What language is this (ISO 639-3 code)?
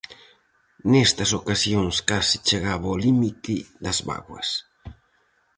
glg